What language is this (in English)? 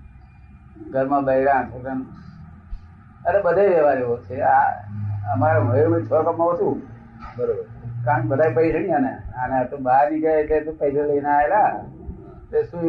Gujarati